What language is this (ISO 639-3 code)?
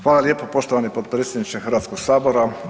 hrv